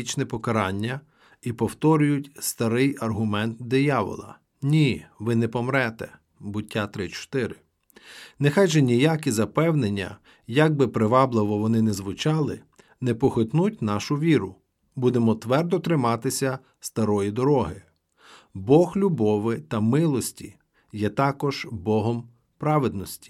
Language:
Ukrainian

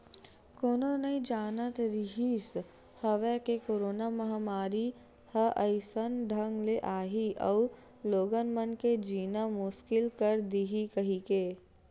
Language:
Chhattisgarhi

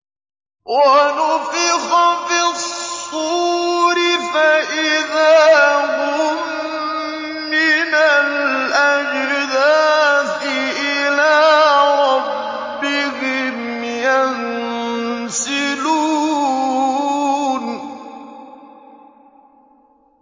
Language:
Arabic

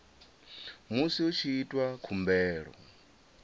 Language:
Venda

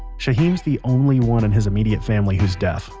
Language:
English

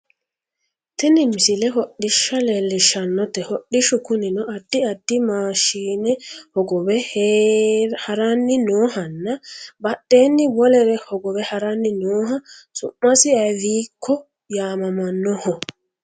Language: Sidamo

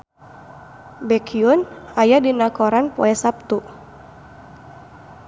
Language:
Sundanese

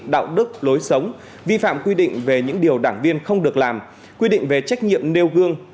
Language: Vietnamese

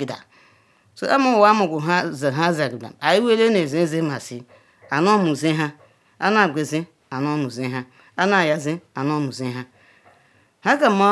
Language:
Ikwere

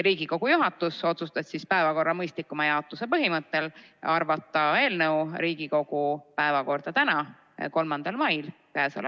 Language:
Estonian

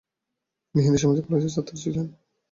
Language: Bangla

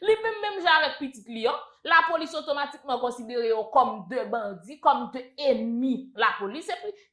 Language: French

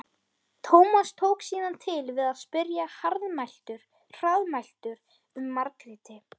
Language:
Icelandic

